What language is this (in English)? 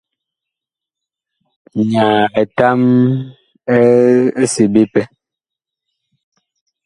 Bakoko